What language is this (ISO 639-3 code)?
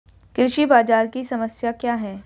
hin